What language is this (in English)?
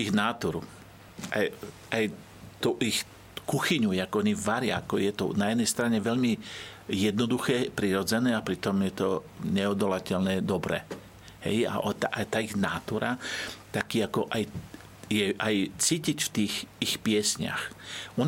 Slovak